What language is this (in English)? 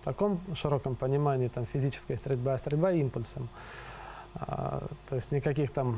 Russian